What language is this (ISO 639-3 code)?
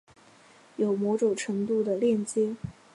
zho